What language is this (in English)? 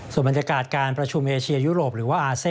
Thai